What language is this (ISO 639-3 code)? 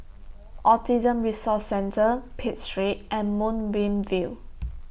eng